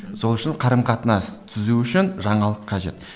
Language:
Kazakh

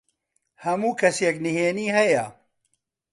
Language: Central Kurdish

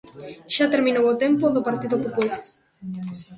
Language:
Galician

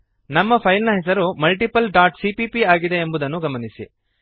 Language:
Kannada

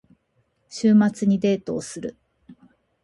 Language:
Japanese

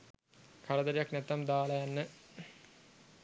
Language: Sinhala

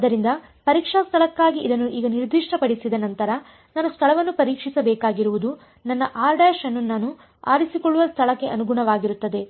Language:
Kannada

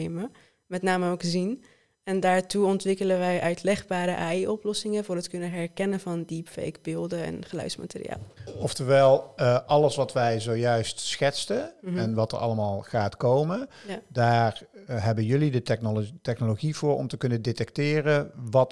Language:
Dutch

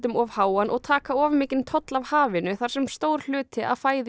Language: Icelandic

